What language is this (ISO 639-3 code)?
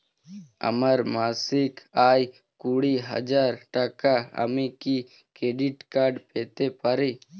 ben